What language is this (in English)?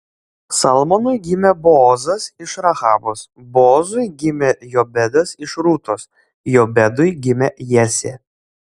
Lithuanian